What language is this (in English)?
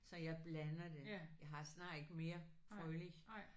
Danish